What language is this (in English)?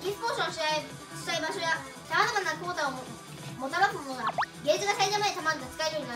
Japanese